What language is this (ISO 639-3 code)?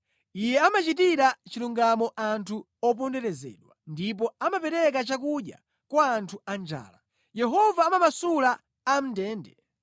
nya